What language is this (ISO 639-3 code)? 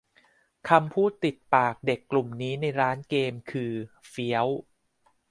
tha